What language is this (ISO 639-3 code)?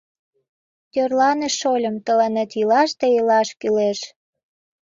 chm